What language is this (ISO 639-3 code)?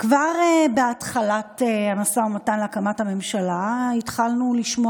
heb